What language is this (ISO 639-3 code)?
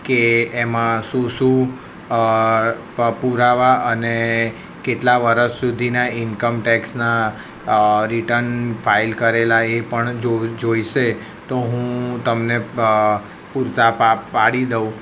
guj